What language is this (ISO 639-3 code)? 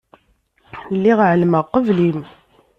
kab